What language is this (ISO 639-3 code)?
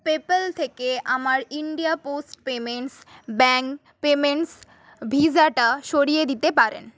ben